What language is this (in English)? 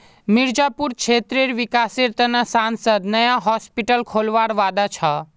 Magahi